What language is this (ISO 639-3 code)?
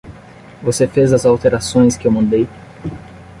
por